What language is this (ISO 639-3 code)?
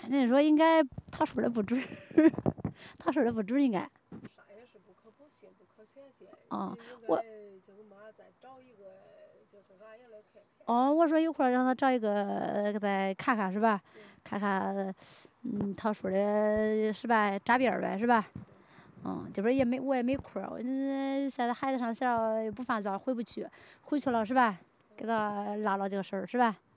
zho